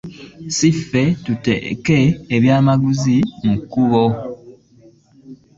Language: Ganda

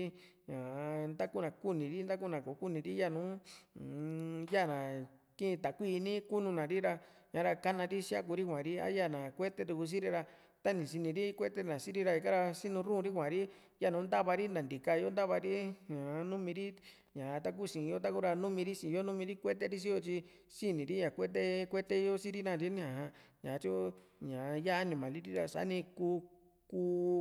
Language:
Juxtlahuaca Mixtec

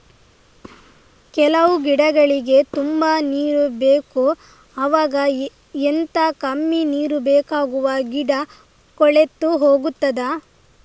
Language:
Kannada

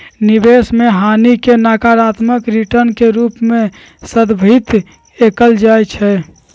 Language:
Magahi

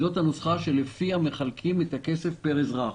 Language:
Hebrew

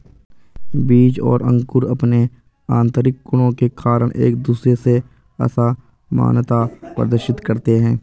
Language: Hindi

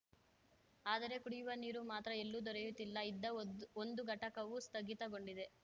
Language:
Kannada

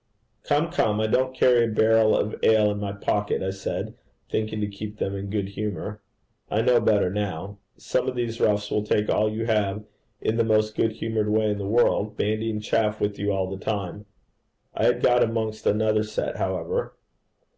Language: English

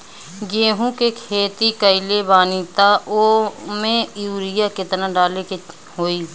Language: Bhojpuri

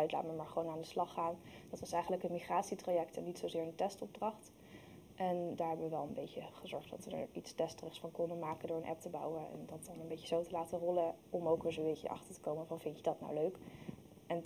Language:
Dutch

